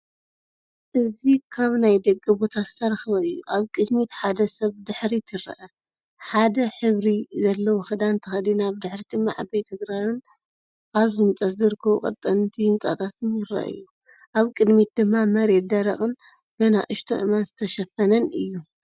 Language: Tigrinya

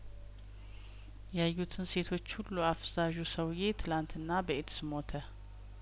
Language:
Amharic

